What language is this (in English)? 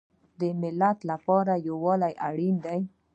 Pashto